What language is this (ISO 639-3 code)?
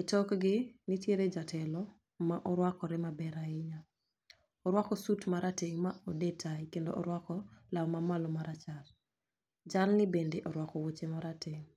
luo